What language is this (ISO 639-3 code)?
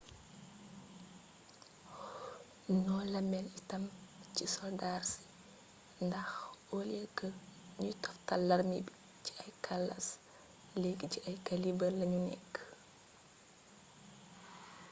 wol